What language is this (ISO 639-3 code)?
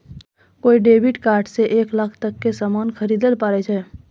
mai